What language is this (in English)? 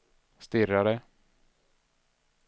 Swedish